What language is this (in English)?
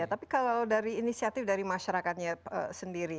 Indonesian